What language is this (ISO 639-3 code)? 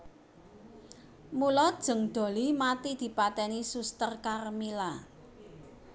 jav